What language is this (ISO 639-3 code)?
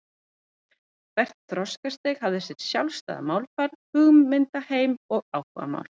isl